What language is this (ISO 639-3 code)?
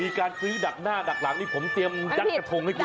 tha